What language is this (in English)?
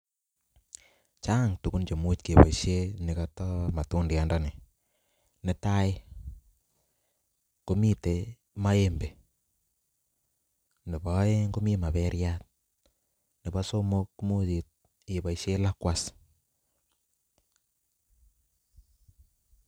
Kalenjin